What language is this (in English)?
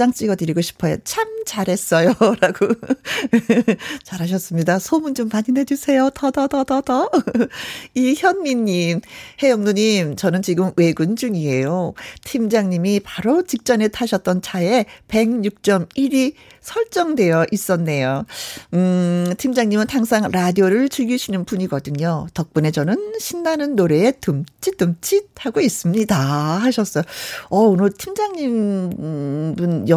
Korean